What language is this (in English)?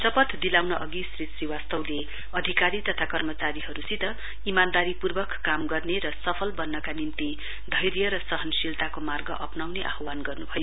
Nepali